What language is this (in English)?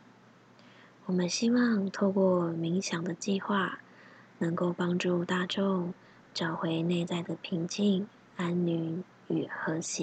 Chinese